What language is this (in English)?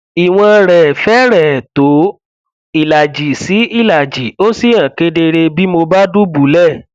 Yoruba